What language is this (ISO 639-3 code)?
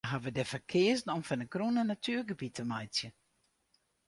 fry